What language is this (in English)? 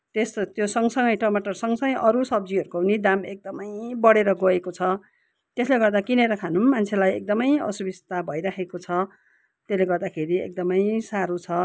Nepali